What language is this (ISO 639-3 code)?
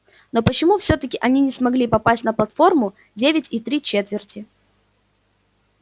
rus